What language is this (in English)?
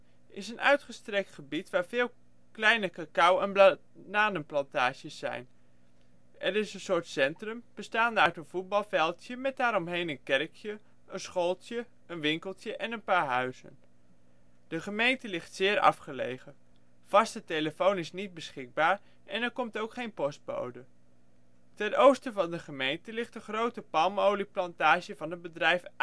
Dutch